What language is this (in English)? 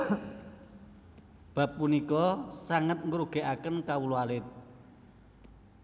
Javanese